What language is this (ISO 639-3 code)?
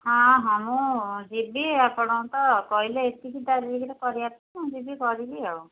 ori